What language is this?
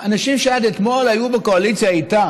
Hebrew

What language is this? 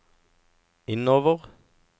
Norwegian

